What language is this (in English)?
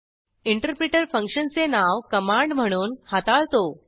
Marathi